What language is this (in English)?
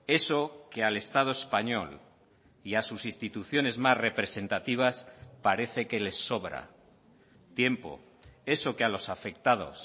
Spanish